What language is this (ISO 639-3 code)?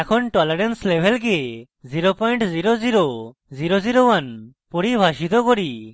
ben